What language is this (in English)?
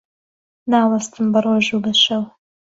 Central Kurdish